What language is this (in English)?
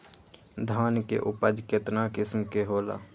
Magahi